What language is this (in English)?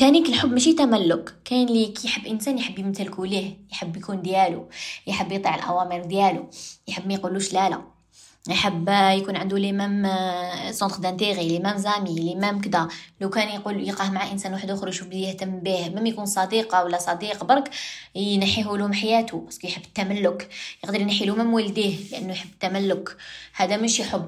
Arabic